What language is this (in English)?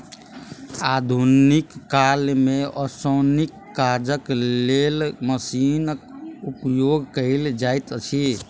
Maithili